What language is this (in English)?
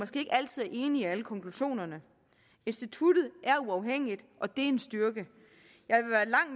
Danish